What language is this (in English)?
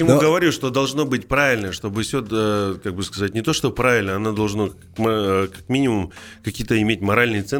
Russian